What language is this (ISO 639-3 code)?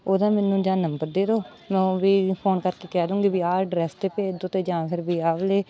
pan